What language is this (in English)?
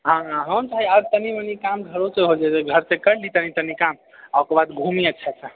Maithili